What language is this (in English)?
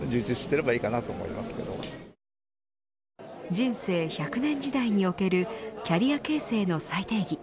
Japanese